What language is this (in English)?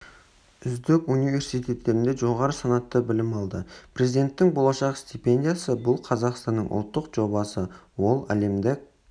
Kazakh